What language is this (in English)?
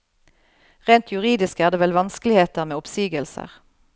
Norwegian